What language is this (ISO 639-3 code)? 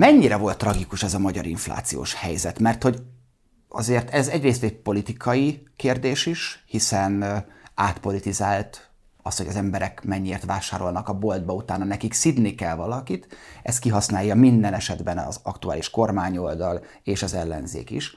hun